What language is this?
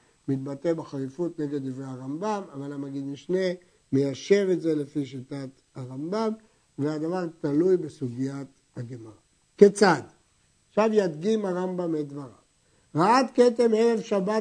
Hebrew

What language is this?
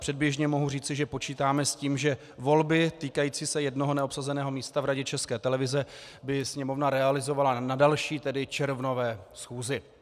Czech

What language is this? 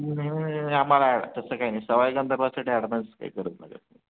Marathi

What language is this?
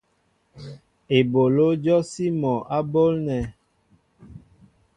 Mbo (Cameroon)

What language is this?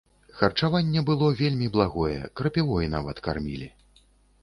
Belarusian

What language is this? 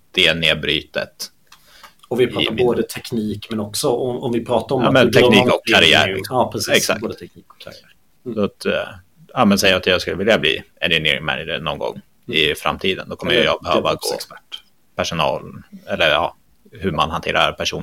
Swedish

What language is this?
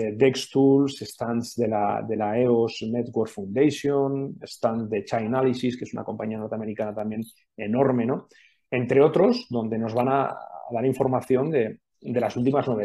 Spanish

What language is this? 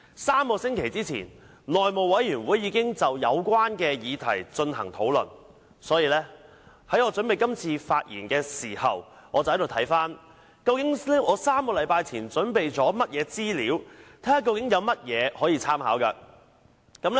Cantonese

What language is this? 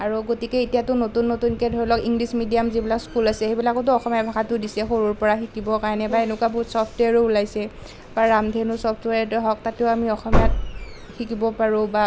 Assamese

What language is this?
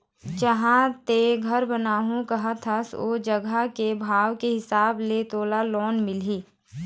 Chhattisgarhi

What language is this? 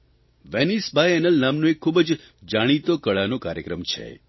Gujarati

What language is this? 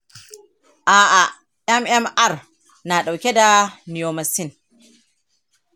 Hausa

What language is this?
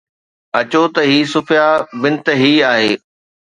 Sindhi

